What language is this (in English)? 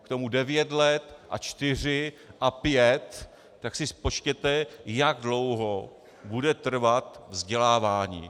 Czech